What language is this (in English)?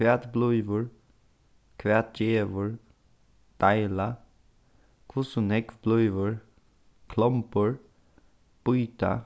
Faroese